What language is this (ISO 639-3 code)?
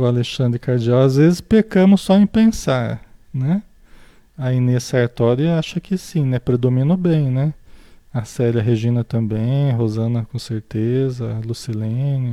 por